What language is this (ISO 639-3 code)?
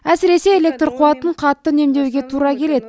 kaz